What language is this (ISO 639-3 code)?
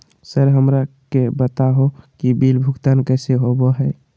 mag